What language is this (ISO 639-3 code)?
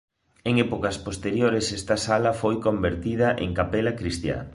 glg